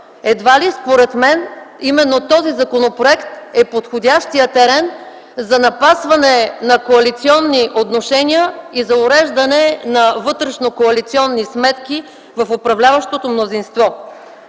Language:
Bulgarian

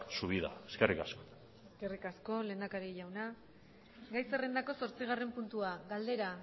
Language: Basque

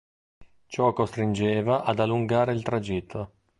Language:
Italian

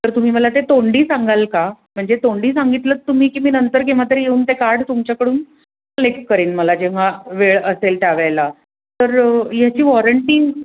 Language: Marathi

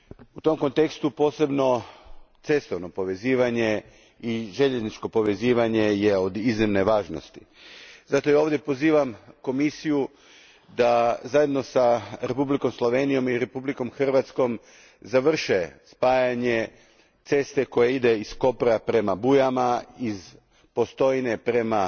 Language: Croatian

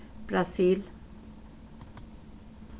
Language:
Faroese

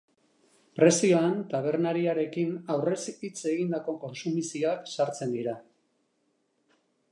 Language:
Basque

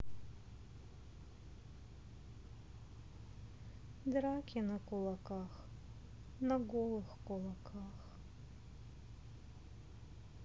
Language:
Russian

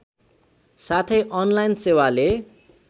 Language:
Nepali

